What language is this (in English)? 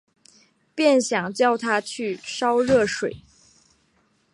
Chinese